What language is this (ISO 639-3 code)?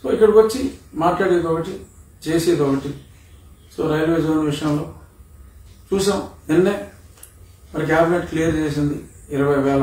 tel